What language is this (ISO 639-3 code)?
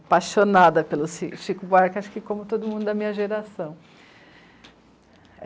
por